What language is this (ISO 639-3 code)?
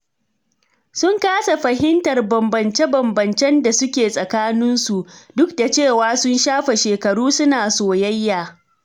hau